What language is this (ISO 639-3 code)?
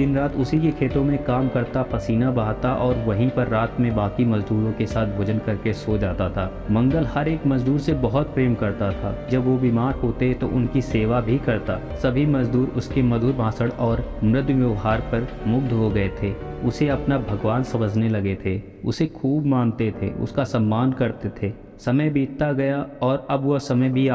hin